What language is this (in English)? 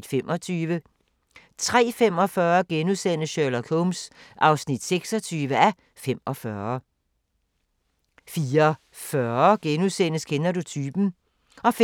Danish